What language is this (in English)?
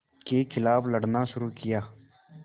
Hindi